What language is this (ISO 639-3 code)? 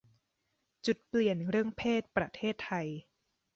tha